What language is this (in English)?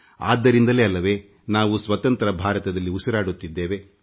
Kannada